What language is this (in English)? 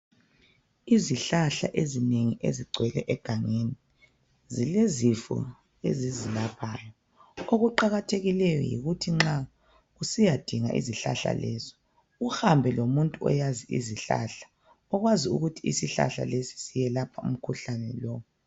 North Ndebele